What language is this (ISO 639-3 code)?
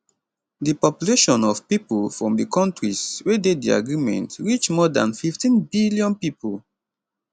pcm